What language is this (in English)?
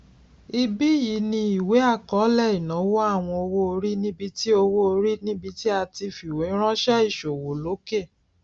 Yoruba